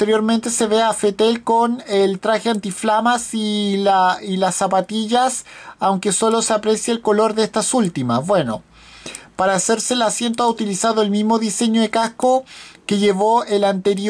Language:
Spanish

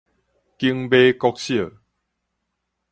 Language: Min Nan Chinese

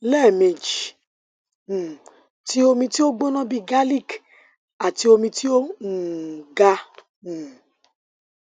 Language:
Yoruba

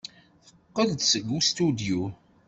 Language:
Kabyle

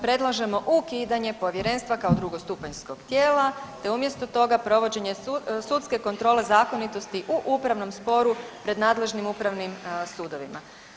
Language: Croatian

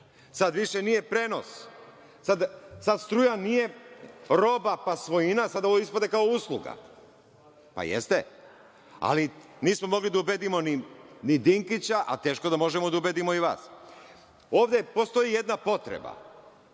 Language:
Serbian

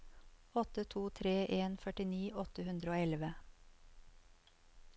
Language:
Norwegian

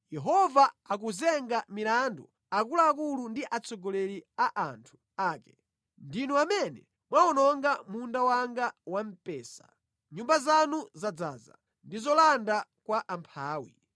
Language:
Nyanja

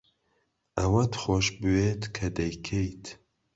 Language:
Central Kurdish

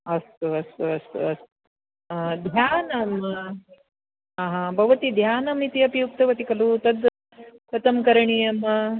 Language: Sanskrit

